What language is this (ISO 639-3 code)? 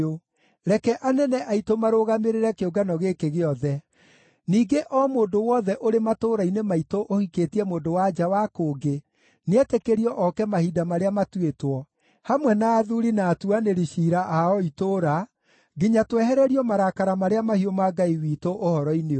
kik